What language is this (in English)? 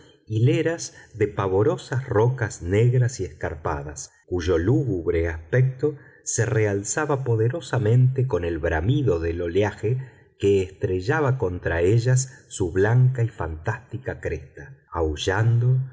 Spanish